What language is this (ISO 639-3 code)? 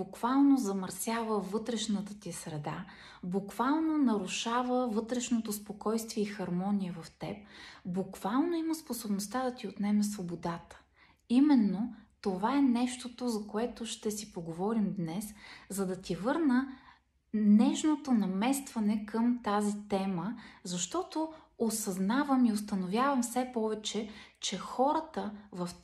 bul